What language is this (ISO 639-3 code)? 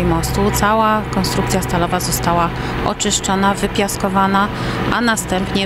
pol